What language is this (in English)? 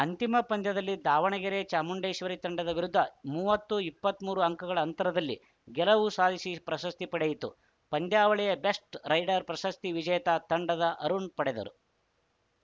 Kannada